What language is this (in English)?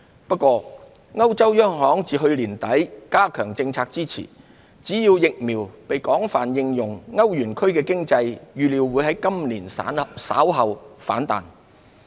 Cantonese